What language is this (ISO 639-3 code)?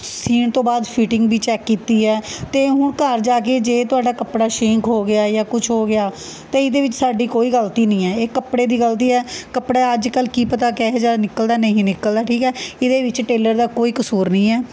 pan